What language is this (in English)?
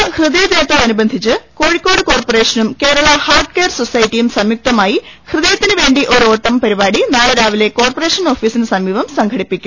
Malayalam